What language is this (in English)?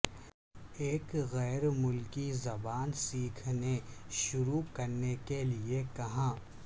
Urdu